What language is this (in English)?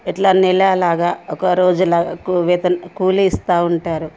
Telugu